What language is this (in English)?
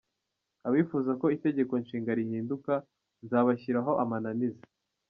Kinyarwanda